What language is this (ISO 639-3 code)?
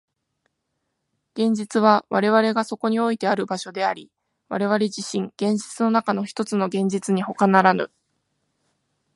jpn